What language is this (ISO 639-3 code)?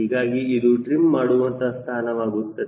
kan